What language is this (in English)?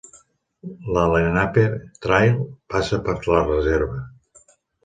Catalan